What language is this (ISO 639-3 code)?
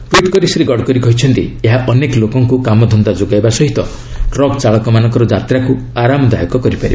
ori